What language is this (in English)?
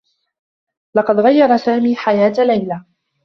Arabic